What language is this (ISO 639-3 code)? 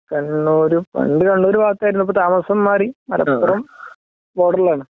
mal